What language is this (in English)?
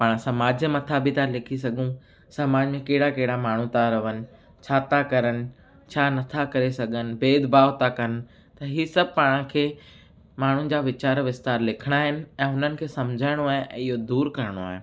Sindhi